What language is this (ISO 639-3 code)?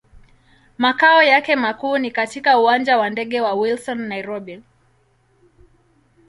swa